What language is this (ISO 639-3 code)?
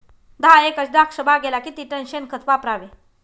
mar